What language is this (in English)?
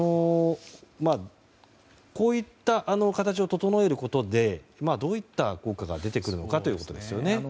Japanese